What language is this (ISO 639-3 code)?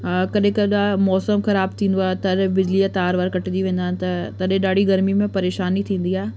snd